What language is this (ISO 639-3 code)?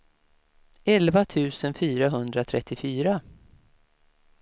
swe